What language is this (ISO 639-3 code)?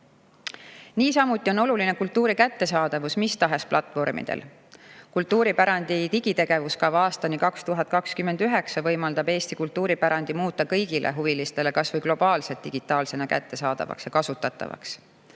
est